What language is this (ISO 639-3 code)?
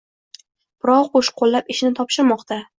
uzb